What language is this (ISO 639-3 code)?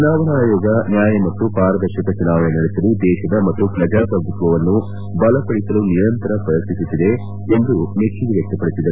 kan